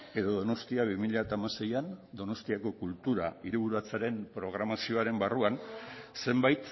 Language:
Basque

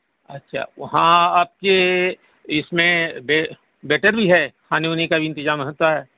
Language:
Urdu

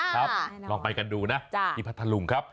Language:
Thai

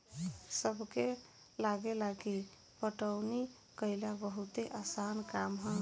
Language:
Bhojpuri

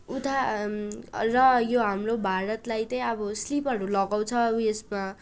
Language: Nepali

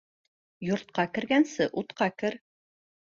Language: Bashkir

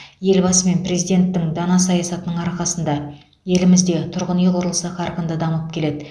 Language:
Kazakh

